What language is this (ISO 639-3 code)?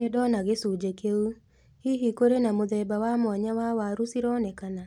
kik